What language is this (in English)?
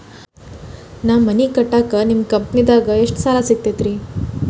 Kannada